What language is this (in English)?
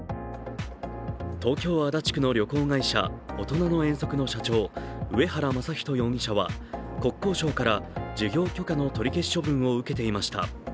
Japanese